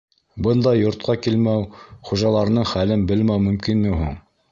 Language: Bashkir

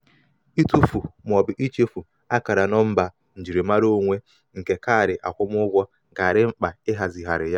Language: Igbo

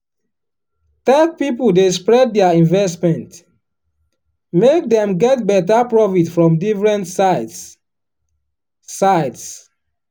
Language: Nigerian Pidgin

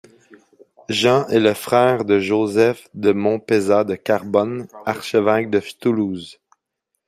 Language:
French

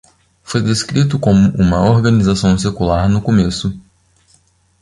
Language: Portuguese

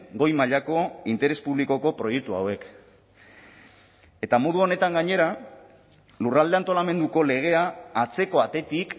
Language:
Basque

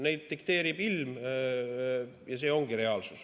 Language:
Estonian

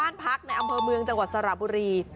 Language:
Thai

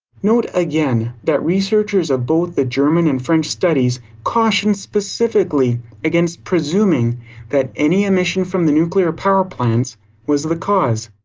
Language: English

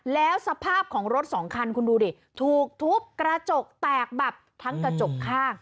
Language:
Thai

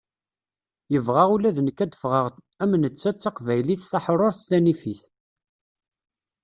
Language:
Kabyle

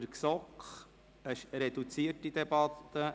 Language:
Swiss German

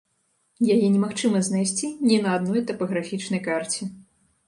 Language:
Belarusian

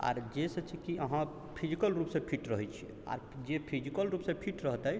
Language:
Maithili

